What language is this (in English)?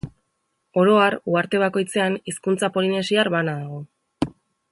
Basque